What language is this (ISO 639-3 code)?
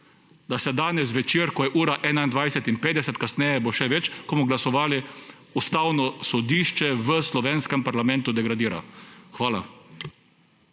slv